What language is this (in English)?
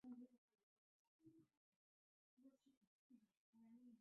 Kurdish